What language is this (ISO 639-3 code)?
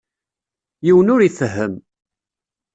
kab